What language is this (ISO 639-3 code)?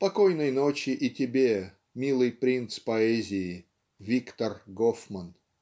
rus